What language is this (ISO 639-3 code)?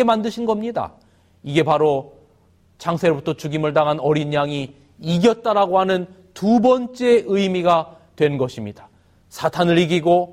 kor